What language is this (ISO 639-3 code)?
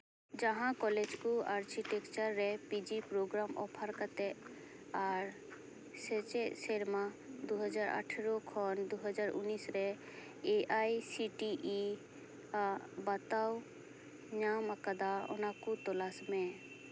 sat